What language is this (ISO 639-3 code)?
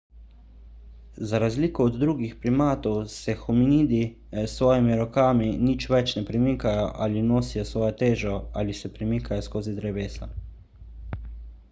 slv